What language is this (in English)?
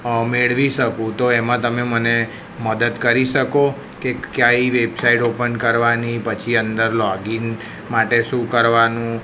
Gujarati